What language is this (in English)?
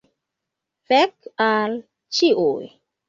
Esperanto